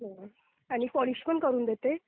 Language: Marathi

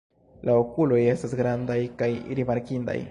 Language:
Esperanto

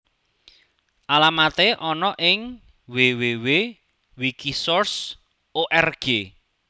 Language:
Javanese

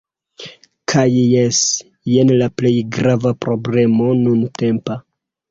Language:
Esperanto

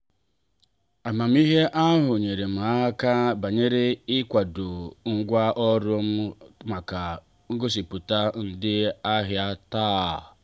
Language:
Igbo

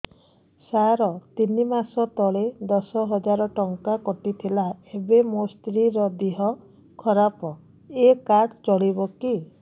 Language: Odia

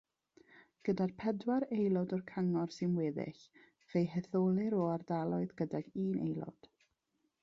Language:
Welsh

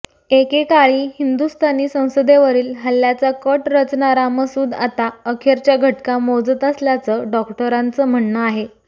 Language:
Marathi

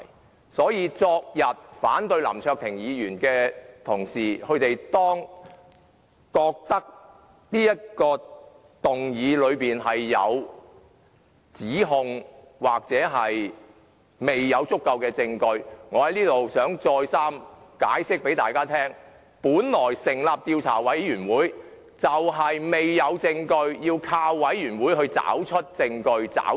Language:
Cantonese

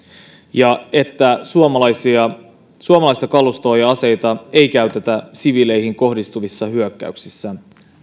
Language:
Finnish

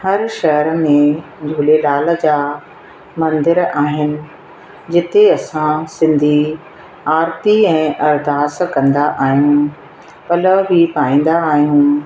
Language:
Sindhi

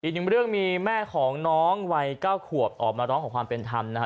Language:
Thai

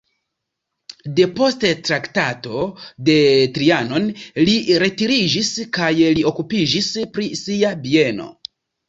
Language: Esperanto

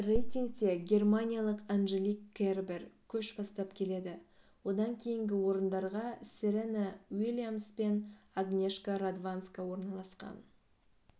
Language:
Kazakh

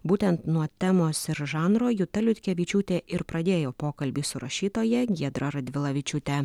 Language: Lithuanian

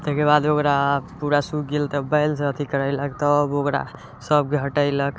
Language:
Maithili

